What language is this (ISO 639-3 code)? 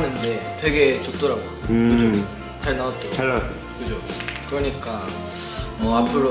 kor